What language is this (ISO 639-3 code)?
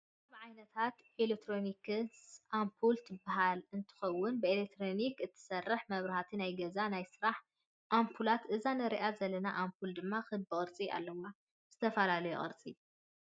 tir